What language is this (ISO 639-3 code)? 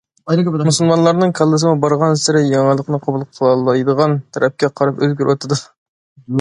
uig